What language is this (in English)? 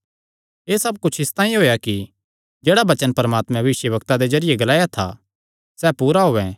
Kangri